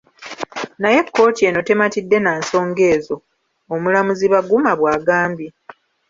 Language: Ganda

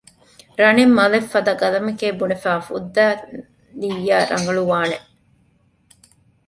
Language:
Divehi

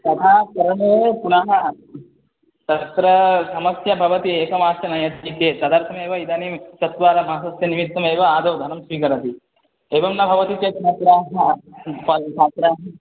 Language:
Sanskrit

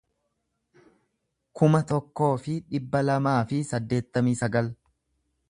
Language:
Oromo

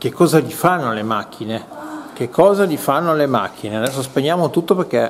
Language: Italian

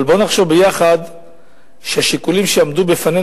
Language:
Hebrew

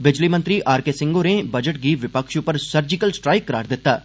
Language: Dogri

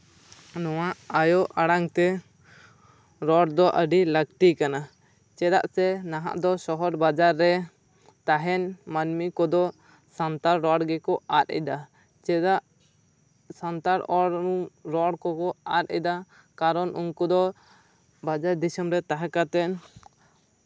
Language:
Santali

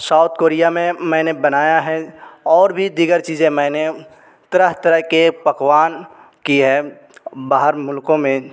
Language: Urdu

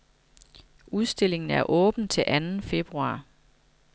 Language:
Danish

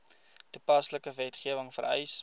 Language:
Afrikaans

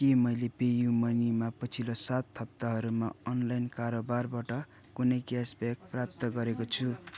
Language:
Nepali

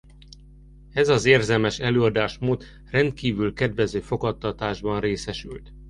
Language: Hungarian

